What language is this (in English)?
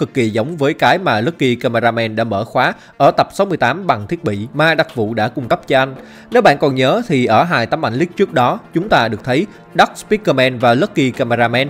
Vietnamese